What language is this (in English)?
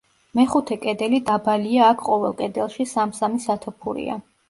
Georgian